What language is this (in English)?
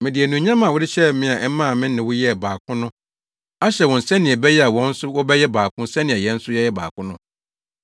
Akan